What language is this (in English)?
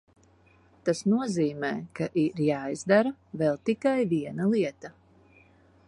Latvian